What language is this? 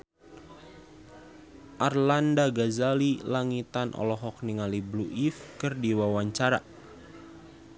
Sundanese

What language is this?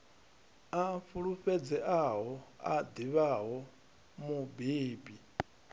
Venda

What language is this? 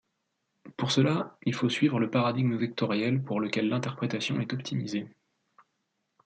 French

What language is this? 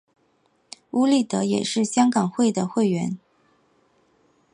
Chinese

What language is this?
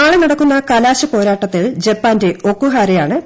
Malayalam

